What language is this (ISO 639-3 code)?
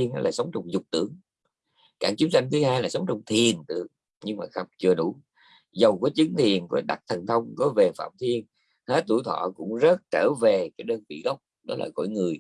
vie